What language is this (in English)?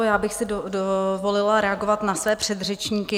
Czech